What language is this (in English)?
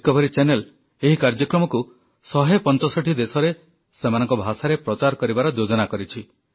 Odia